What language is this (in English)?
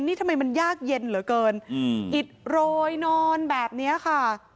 Thai